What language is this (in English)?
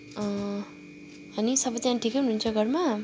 Nepali